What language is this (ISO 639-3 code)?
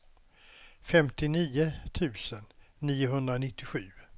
swe